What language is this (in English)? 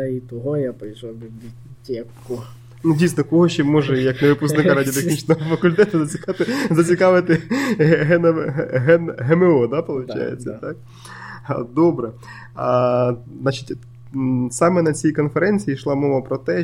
Ukrainian